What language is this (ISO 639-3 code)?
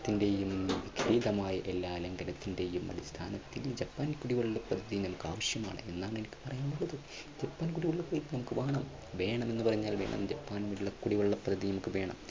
mal